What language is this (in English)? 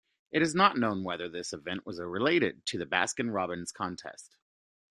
English